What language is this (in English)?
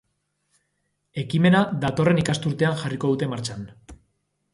Basque